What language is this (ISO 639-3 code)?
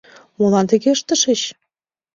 chm